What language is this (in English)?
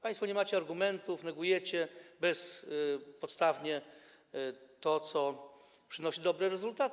Polish